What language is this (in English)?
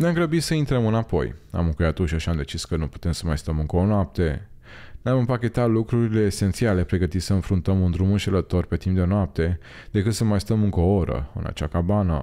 Romanian